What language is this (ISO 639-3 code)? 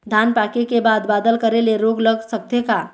hne